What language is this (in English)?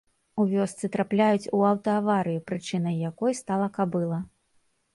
Belarusian